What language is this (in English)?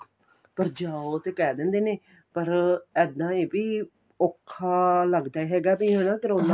Punjabi